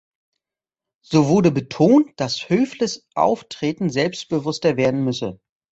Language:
German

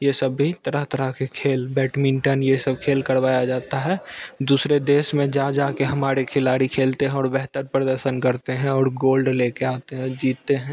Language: Hindi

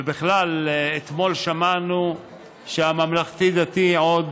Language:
Hebrew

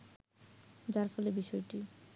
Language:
Bangla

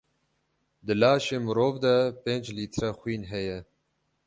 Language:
Kurdish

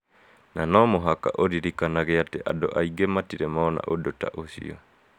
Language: Kikuyu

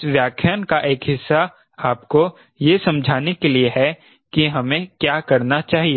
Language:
Hindi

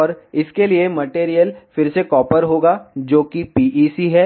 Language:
Hindi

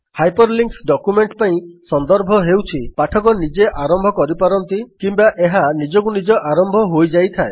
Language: Odia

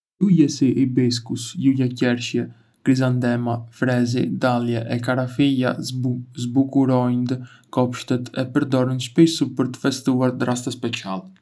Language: Arbëreshë Albanian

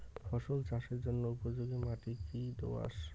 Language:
Bangla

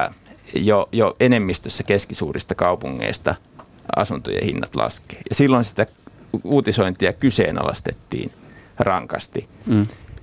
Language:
Finnish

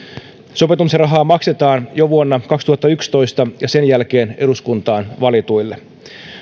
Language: Finnish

